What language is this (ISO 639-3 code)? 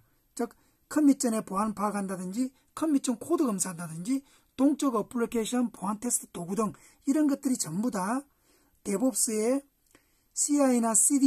kor